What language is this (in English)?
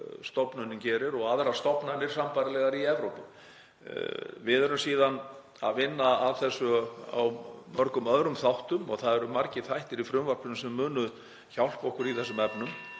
Icelandic